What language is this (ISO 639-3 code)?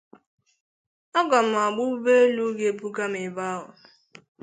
ibo